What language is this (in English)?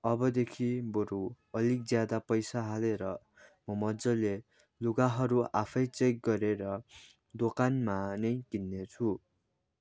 Nepali